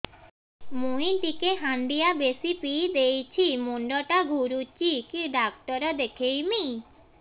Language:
Odia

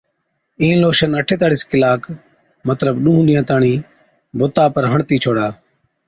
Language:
Od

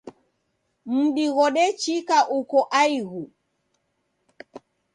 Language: Taita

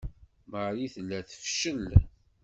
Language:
Kabyle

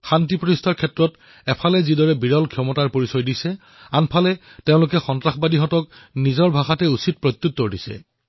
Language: Assamese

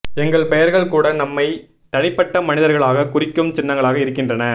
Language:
Tamil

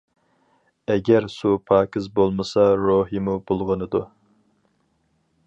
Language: Uyghur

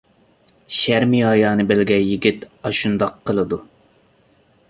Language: Uyghur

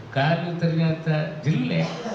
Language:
Indonesian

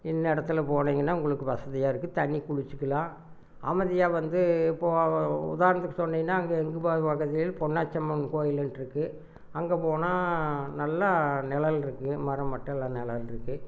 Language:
Tamil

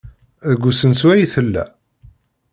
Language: Kabyle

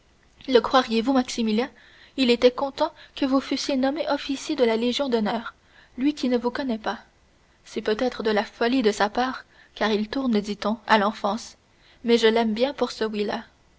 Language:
French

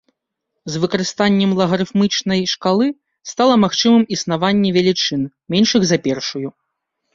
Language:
Belarusian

